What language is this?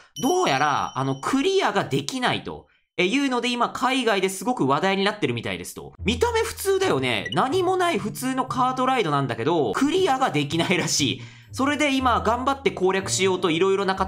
Japanese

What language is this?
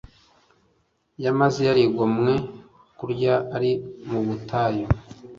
Kinyarwanda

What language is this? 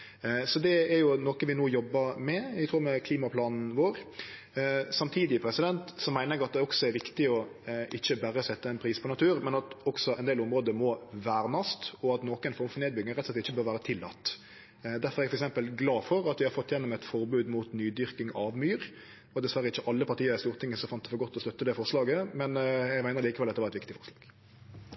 Norwegian Nynorsk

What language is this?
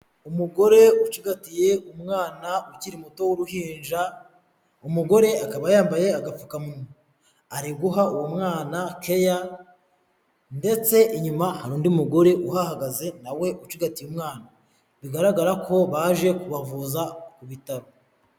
Kinyarwanda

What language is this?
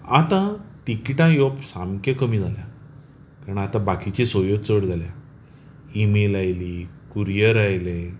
Konkani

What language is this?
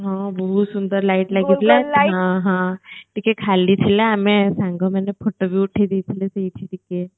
Odia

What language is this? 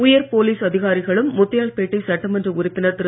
Tamil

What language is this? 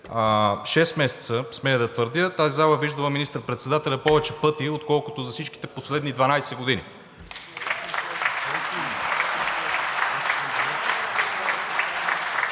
Bulgarian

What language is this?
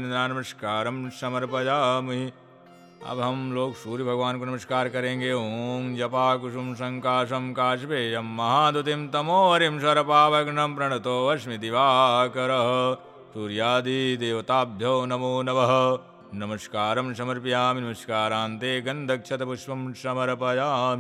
Hindi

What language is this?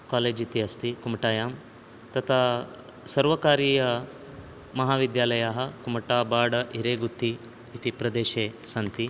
Sanskrit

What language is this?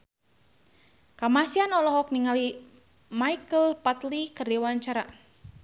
Sundanese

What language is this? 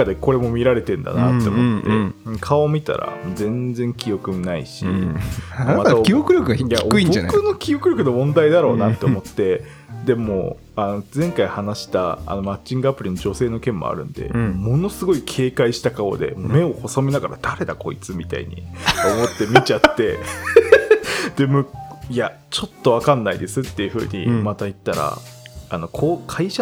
Japanese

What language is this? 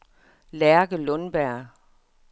Danish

